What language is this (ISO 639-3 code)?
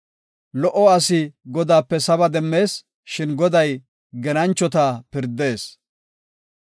gof